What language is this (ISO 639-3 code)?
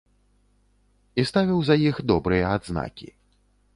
bel